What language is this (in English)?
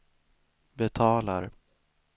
Swedish